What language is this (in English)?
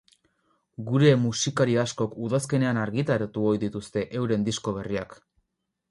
Basque